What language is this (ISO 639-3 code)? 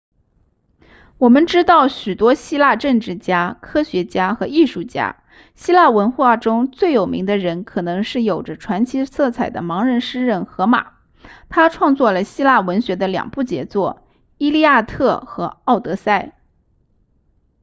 zho